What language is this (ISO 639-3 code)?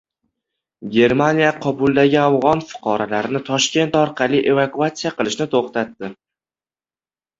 uzb